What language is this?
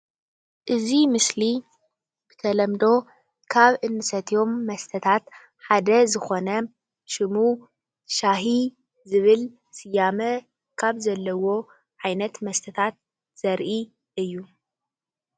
Tigrinya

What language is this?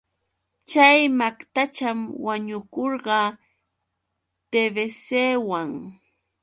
Yauyos Quechua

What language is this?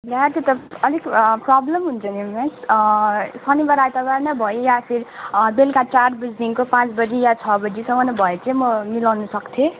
Nepali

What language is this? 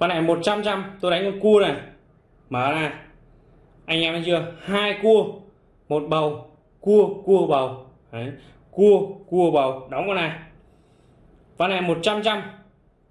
Vietnamese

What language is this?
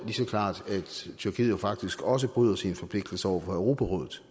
Danish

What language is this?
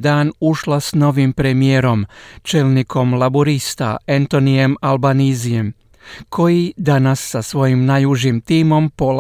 Croatian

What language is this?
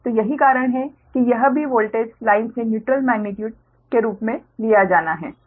Hindi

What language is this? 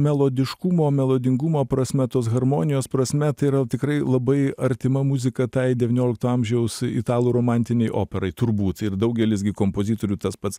Lithuanian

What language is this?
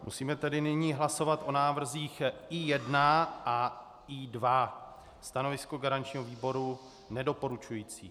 Czech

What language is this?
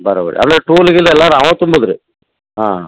Kannada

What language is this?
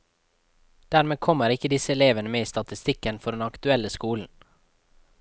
Norwegian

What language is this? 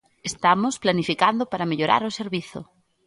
Galician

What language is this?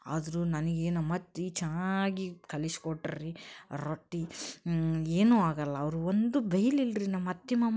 Kannada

